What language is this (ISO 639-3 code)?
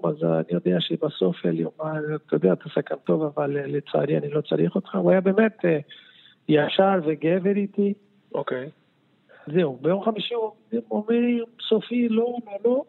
heb